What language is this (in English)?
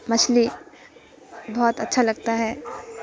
Urdu